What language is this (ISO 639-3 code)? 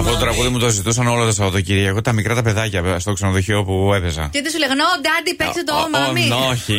ell